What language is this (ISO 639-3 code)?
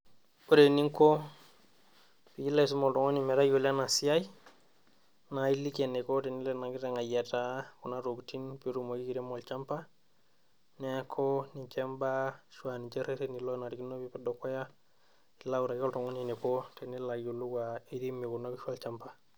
mas